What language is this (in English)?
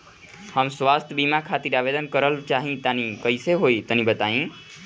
Bhojpuri